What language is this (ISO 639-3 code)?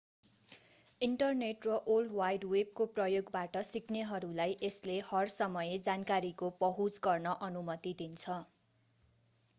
nep